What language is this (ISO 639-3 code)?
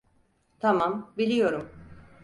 tur